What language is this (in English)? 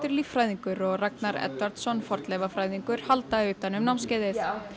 Icelandic